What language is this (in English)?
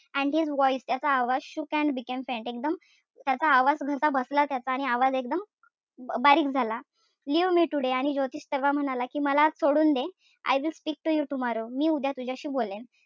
Marathi